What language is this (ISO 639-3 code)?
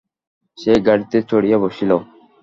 ben